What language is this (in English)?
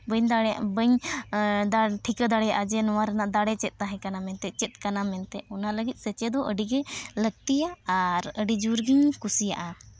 Santali